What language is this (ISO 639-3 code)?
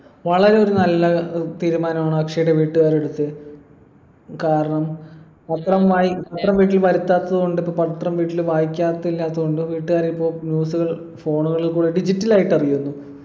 mal